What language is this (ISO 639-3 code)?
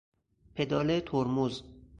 fas